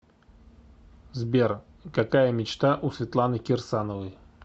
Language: Russian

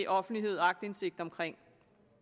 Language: Danish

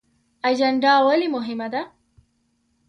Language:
Pashto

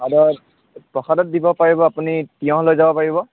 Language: Assamese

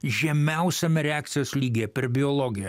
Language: Lithuanian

